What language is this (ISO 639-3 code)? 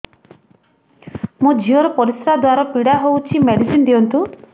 ori